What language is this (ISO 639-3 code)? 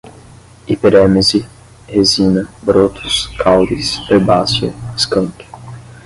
por